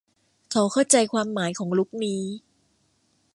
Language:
Thai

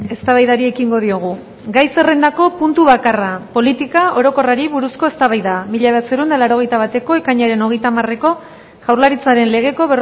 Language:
Basque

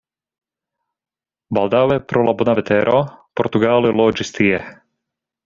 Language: Esperanto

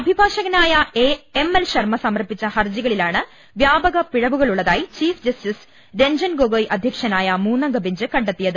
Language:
Malayalam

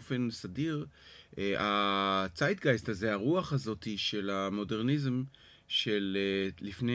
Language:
Hebrew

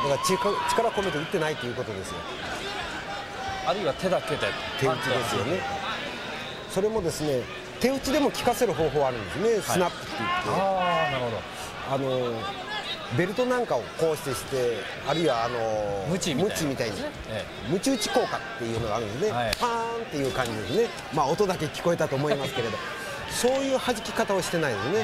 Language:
Japanese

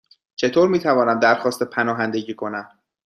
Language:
Persian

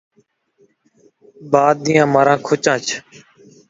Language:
Saraiki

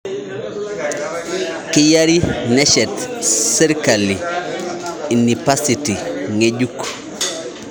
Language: Masai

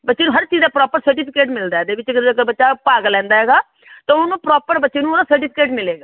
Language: Punjabi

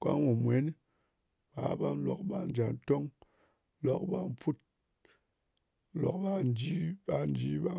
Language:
Ngas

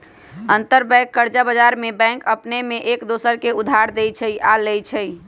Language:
Magahi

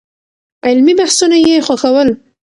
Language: Pashto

